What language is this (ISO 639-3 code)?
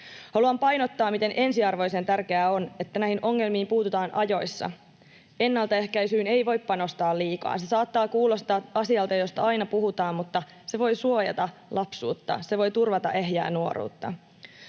fin